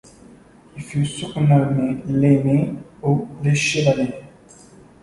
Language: French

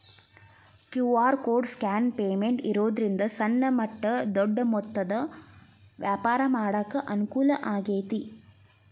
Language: Kannada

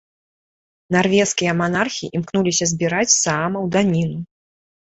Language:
Belarusian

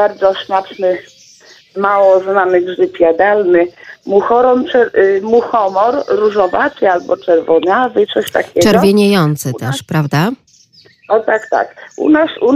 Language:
Polish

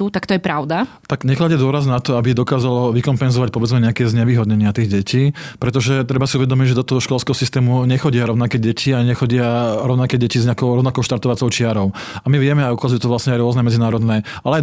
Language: Slovak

